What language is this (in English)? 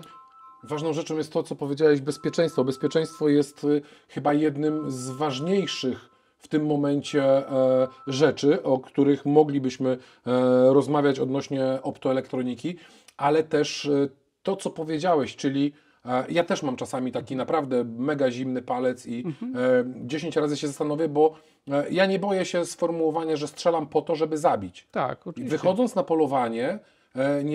Polish